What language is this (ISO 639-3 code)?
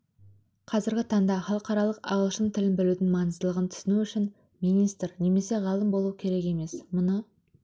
kaz